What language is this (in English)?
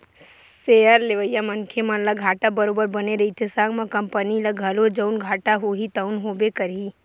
Chhattisgarhi